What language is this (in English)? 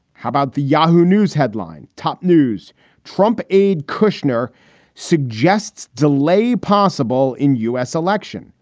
English